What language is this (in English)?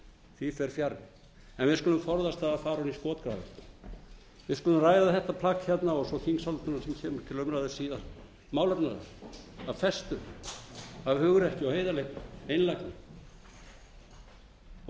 Icelandic